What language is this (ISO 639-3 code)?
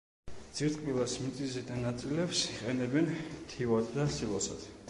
kat